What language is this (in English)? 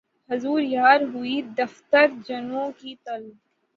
Urdu